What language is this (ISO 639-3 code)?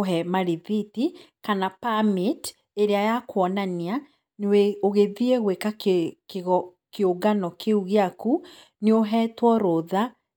kik